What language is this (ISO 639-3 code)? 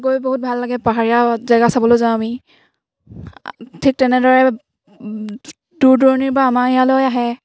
asm